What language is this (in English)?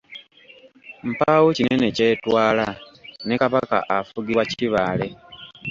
Ganda